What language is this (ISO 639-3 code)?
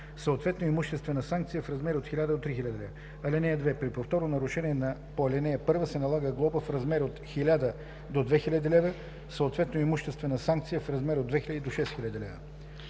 bul